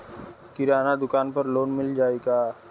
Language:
Bhojpuri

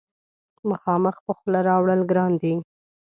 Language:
Pashto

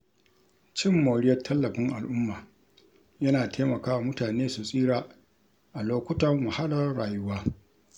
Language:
Hausa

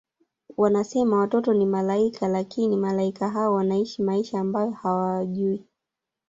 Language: Swahili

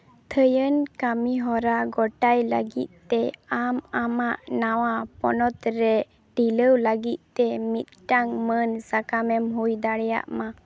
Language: Santali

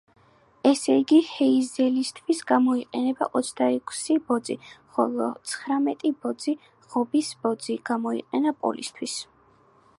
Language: Georgian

